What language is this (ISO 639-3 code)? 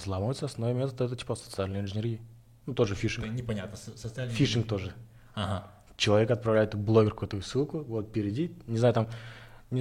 rus